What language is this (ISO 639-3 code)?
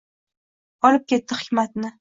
uzb